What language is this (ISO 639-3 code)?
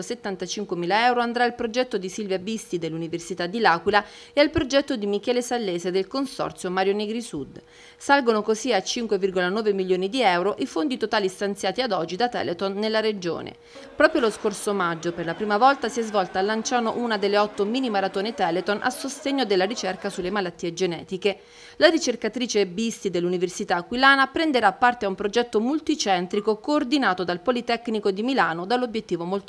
ita